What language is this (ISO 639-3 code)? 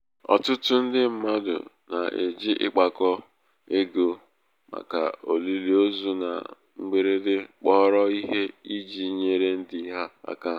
ibo